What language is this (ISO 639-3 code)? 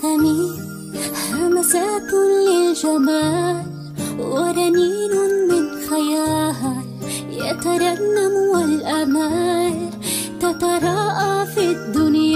kor